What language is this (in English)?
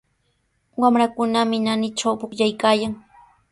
Sihuas Ancash Quechua